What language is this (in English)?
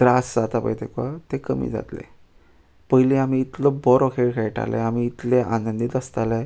Konkani